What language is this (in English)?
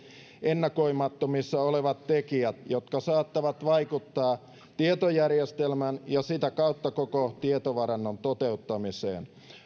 Finnish